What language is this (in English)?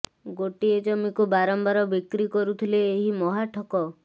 Odia